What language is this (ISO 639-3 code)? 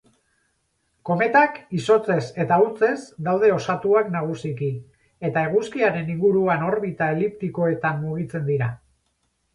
eus